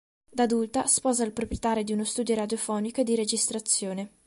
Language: Italian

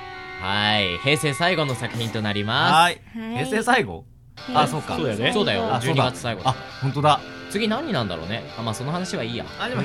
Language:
Japanese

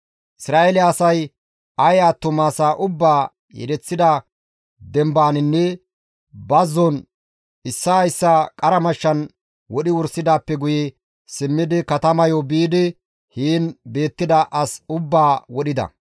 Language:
Gamo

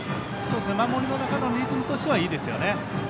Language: Japanese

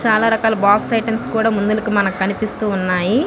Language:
Telugu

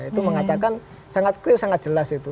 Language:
Indonesian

